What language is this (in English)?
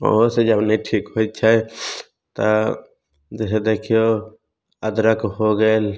Maithili